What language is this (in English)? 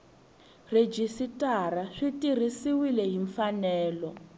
Tsonga